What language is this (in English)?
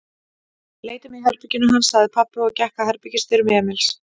Icelandic